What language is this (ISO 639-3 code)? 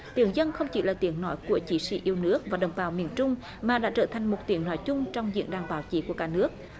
vie